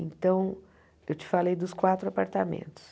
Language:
Portuguese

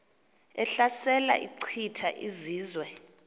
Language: Xhosa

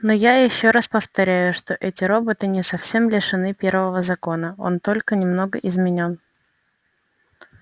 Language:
Russian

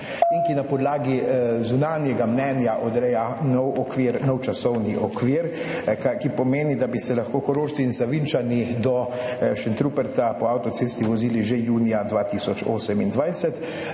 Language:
Slovenian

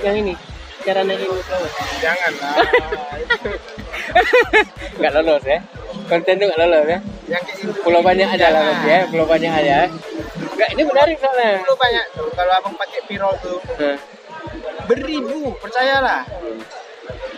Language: Indonesian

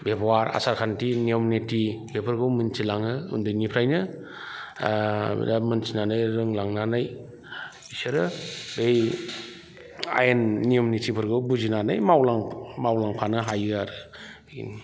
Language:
Bodo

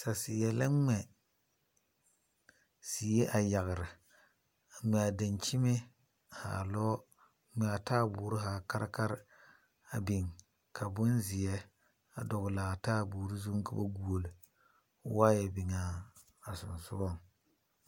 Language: Southern Dagaare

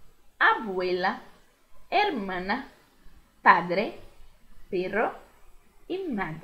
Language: Portuguese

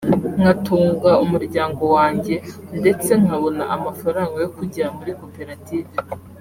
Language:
Kinyarwanda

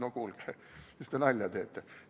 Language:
Estonian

